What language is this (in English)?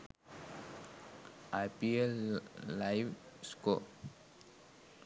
Sinhala